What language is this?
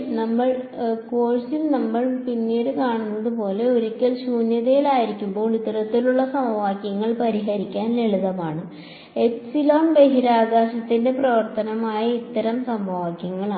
Malayalam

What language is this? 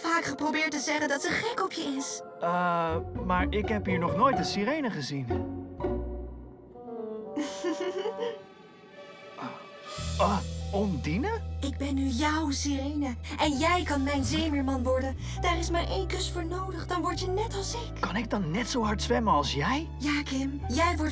Dutch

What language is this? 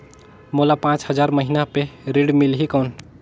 Chhattisgarhi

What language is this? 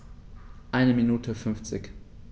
German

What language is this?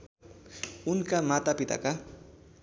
Nepali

